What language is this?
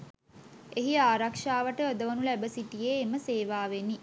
Sinhala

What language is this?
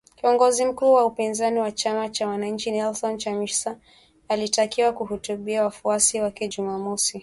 Swahili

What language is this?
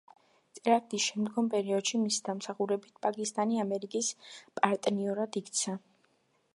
Georgian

